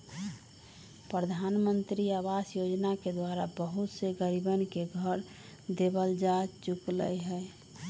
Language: Magahi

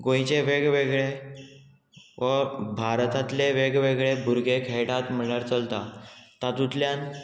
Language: Konkani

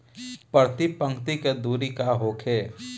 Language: Bhojpuri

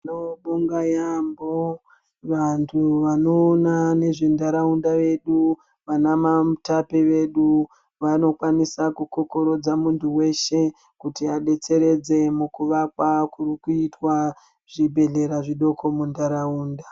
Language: Ndau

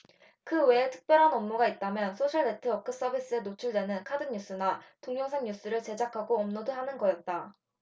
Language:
Korean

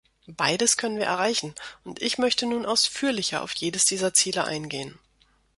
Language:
German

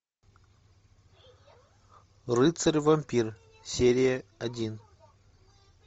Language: Russian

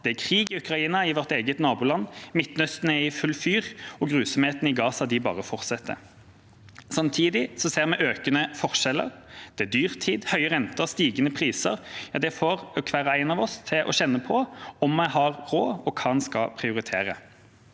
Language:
Norwegian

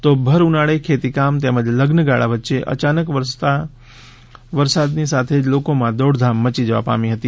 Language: Gujarati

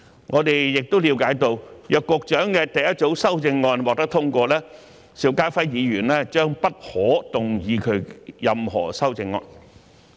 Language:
Cantonese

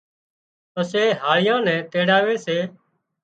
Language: Wadiyara Koli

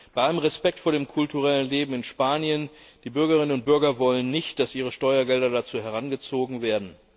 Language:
German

